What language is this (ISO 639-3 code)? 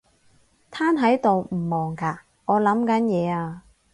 yue